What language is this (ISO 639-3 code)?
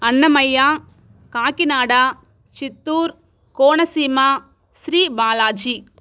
tel